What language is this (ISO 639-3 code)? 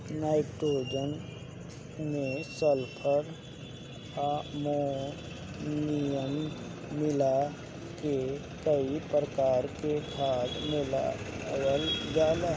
bho